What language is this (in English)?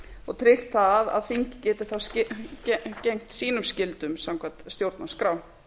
Icelandic